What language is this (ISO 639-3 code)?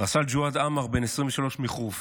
heb